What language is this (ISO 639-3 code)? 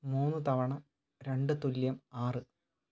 mal